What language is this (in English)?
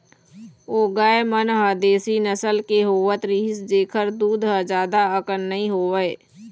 Chhattisgarhi